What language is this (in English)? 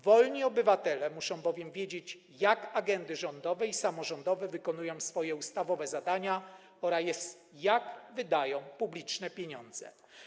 Polish